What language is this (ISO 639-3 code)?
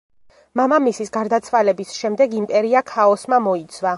kat